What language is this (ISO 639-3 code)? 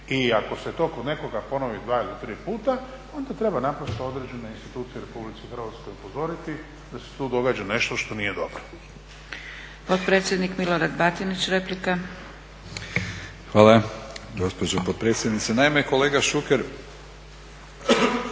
hrv